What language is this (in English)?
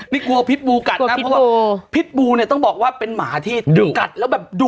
Thai